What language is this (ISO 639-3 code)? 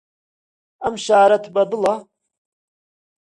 ckb